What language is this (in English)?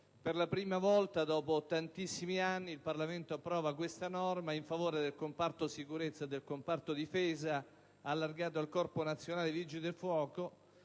Italian